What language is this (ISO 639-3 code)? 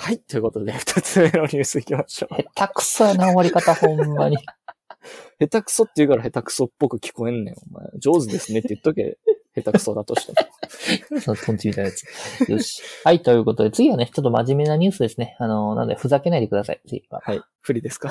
jpn